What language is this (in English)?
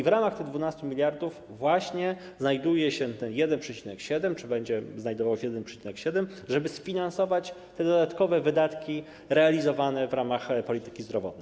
Polish